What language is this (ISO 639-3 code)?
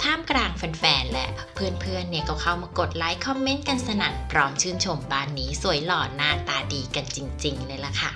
tha